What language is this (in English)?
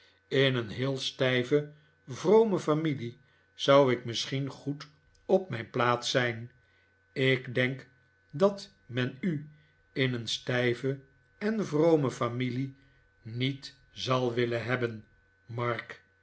Dutch